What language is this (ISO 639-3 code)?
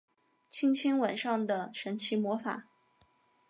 zho